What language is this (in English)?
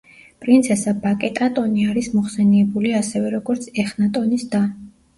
Georgian